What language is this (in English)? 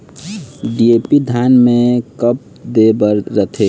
Chhattisgarhi